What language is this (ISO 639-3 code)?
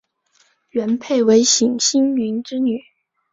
zho